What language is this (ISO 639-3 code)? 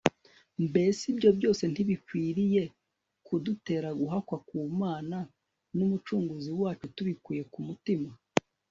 kin